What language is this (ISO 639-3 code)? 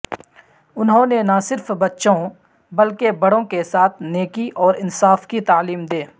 urd